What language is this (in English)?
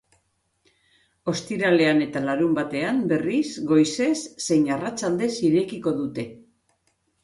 Basque